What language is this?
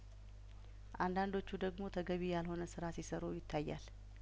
Amharic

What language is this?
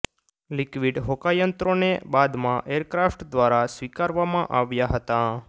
Gujarati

